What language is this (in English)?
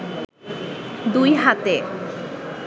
Bangla